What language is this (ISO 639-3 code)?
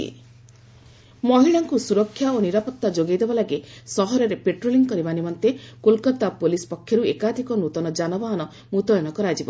ori